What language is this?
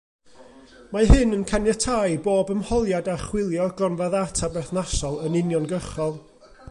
Welsh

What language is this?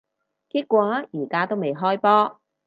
Cantonese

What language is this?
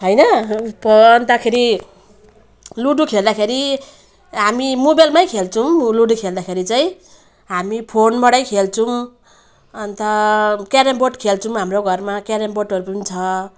Nepali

